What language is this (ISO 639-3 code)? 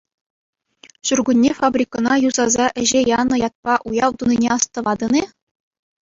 chv